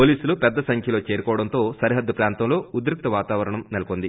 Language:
Telugu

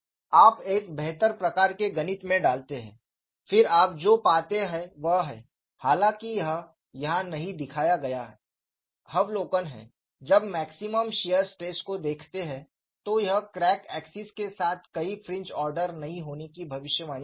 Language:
Hindi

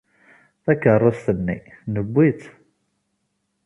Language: Kabyle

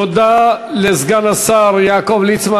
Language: Hebrew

